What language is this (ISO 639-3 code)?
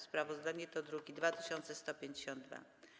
pol